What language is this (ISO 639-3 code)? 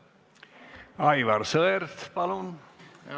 est